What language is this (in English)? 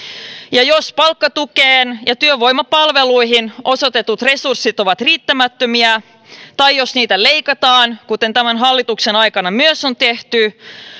Finnish